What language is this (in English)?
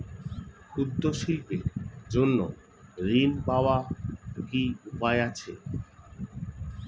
Bangla